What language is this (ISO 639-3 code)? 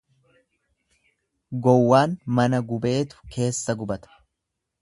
orm